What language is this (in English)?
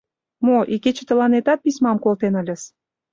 Mari